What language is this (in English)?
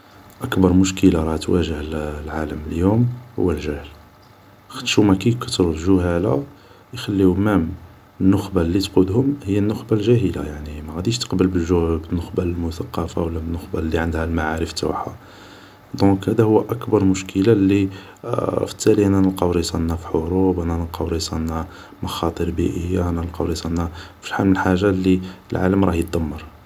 Algerian Arabic